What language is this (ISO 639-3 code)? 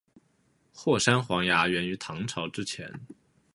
zho